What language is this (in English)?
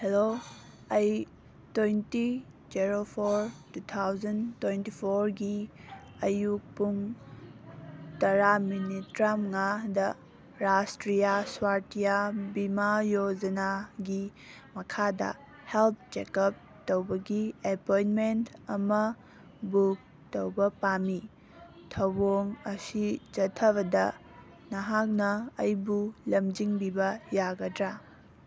Manipuri